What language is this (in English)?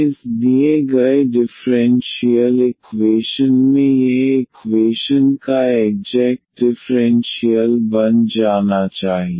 Hindi